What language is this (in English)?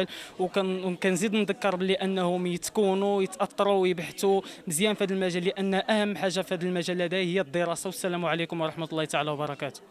Arabic